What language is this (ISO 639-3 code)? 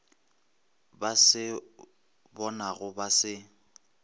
nso